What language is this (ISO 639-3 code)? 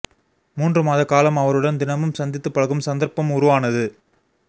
tam